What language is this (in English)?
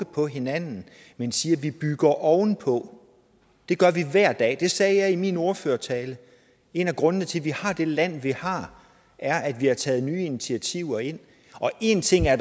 Danish